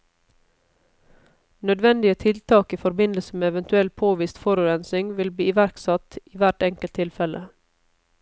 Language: Norwegian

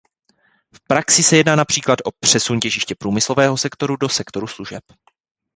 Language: Czech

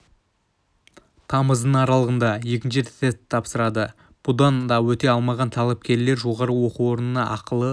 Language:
Kazakh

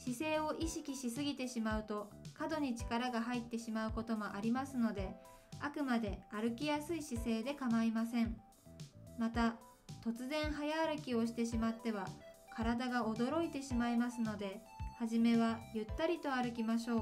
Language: Japanese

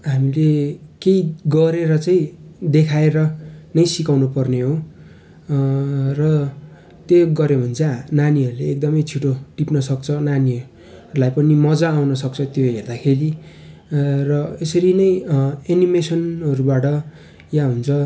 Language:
Nepali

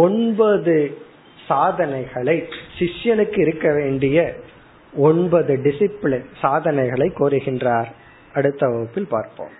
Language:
Tamil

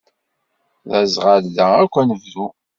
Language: Kabyle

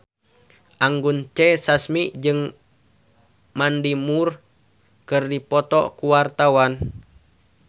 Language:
Sundanese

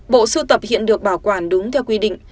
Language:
Vietnamese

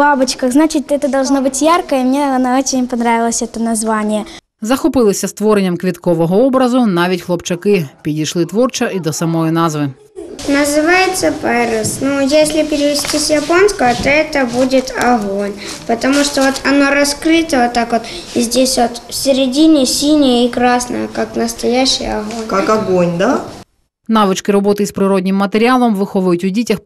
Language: Ukrainian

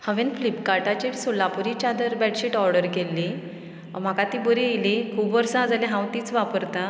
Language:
Konkani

